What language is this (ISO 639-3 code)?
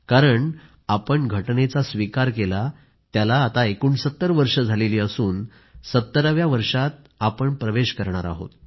mar